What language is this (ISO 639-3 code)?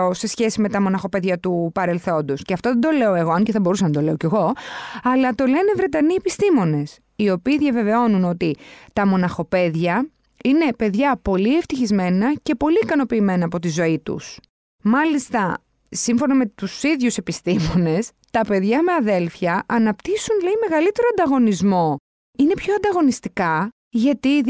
ell